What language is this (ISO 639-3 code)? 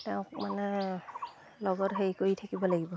asm